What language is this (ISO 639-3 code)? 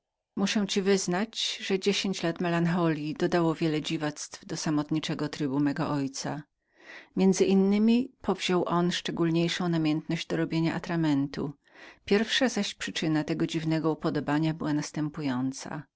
pol